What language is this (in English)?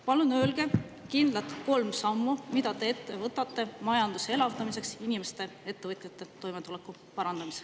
Estonian